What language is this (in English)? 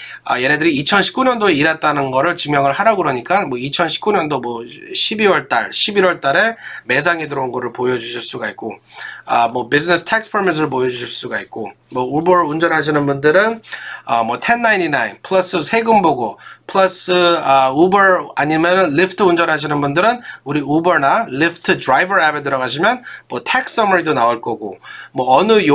Korean